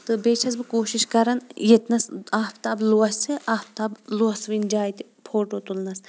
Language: Kashmiri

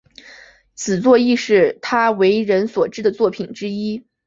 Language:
Chinese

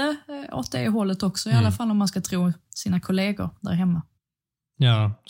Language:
Swedish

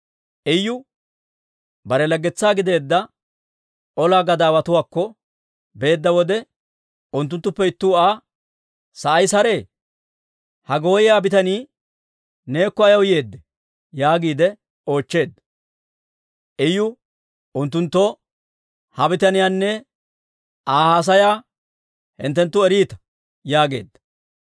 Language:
Dawro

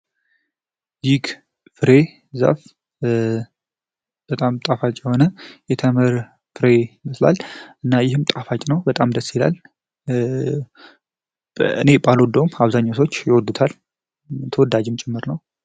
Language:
Amharic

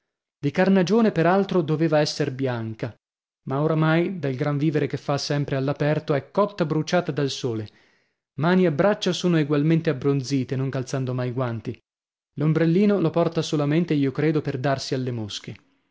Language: Italian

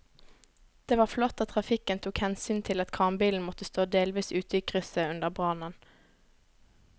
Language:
Norwegian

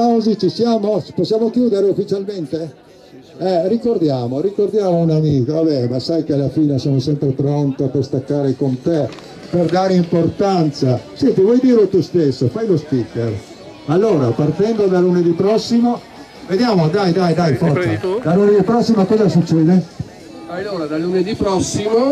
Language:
Italian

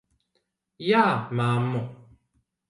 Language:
Latvian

